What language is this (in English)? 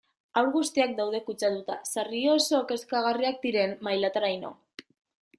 Basque